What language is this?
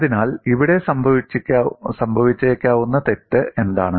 Malayalam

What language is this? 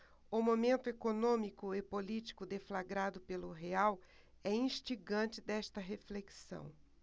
Portuguese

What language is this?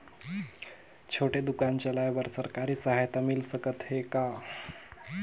Chhattisgarhi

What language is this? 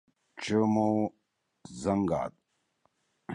Torwali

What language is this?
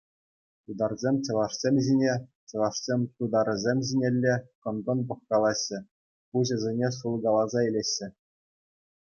Chuvash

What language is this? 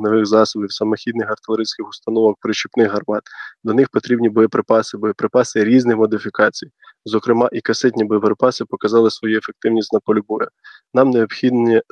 Ukrainian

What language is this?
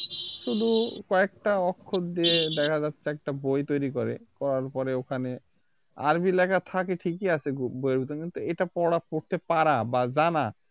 Bangla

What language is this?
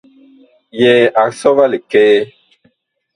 Bakoko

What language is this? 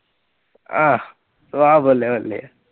Punjabi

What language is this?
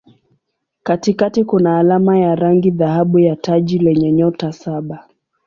Swahili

